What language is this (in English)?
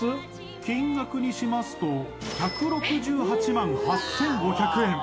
Japanese